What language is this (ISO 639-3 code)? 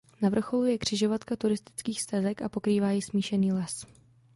ces